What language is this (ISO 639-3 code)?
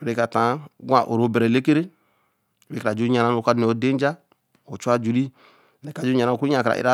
elm